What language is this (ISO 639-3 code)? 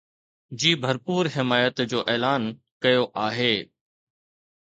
snd